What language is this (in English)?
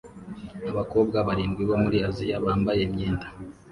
Kinyarwanda